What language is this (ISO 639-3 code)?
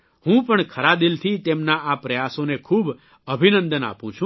guj